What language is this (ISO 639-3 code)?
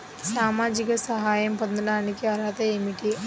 tel